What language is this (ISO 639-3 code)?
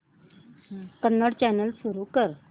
mar